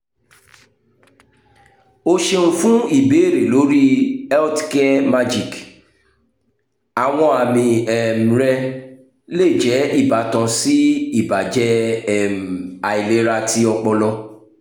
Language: Yoruba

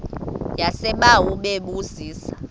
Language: Xhosa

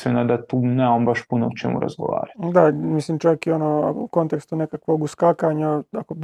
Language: Croatian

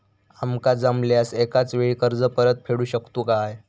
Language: Marathi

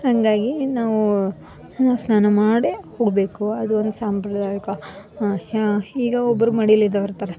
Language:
Kannada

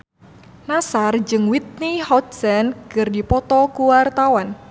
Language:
Sundanese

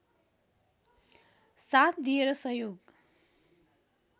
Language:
Nepali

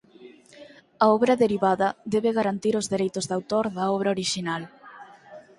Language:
Galician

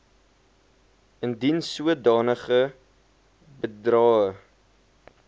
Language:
Afrikaans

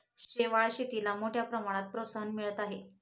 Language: Marathi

